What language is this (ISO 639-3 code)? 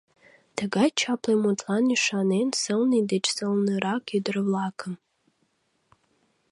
chm